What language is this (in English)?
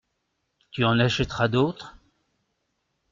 French